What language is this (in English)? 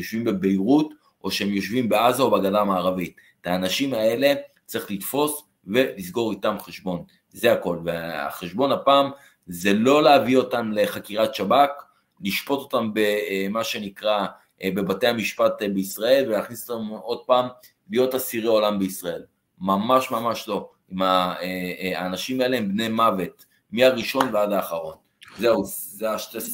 Hebrew